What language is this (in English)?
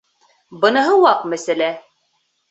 Bashkir